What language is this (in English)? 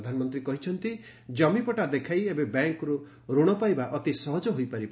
Odia